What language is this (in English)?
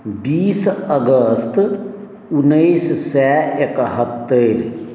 Maithili